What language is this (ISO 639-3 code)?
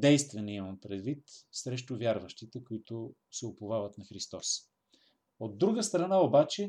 bul